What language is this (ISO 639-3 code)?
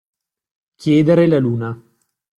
ita